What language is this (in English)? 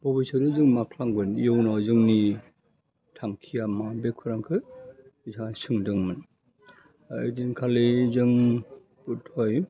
Bodo